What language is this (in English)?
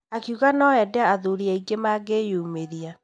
Kikuyu